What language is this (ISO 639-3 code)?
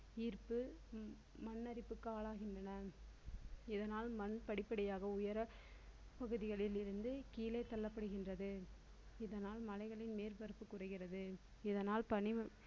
tam